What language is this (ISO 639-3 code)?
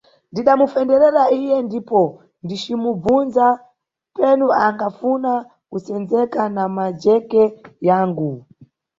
nyu